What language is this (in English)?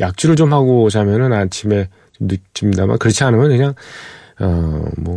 Korean